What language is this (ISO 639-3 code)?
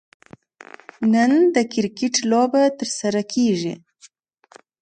pus